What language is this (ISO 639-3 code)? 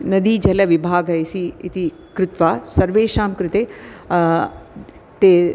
san